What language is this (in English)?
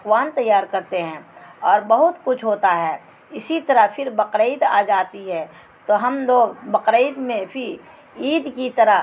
Urdu